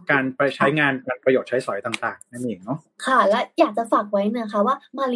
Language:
Thai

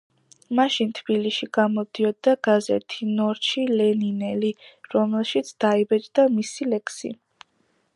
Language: Georgian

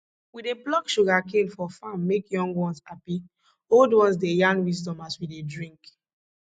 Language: Nigerian Pidgin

